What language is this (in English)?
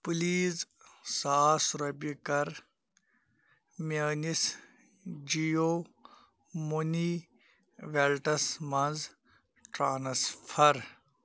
Kashmiri